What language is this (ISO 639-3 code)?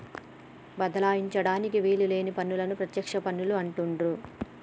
tel